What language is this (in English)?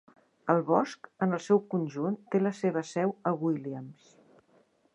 Catalan